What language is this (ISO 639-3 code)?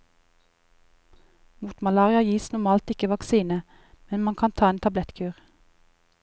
nor